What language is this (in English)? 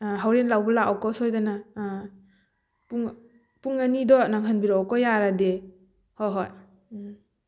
Manipuri